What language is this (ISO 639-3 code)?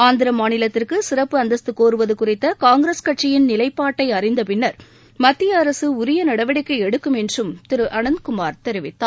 tam